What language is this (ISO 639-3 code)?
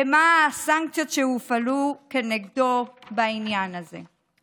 heb